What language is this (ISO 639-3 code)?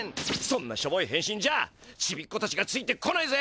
jpn